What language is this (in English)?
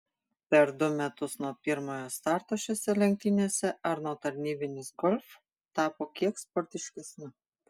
Lithuanian